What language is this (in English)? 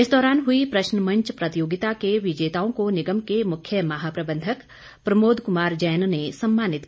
Hindi